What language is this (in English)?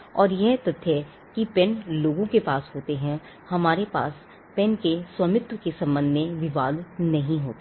Hindi